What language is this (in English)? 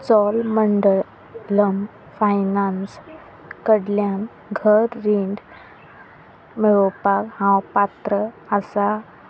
Konkani